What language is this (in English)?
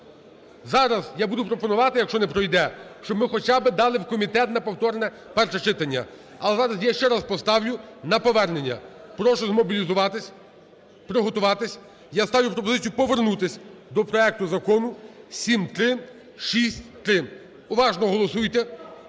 Ukrainian